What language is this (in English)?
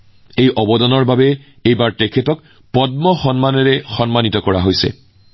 Assamese